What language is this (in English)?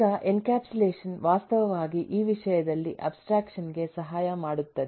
Kannada